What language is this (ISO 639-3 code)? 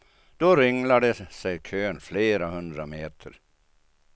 swe